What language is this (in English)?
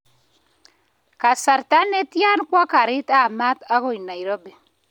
Kalenjin